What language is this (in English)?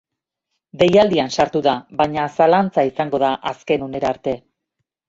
Basque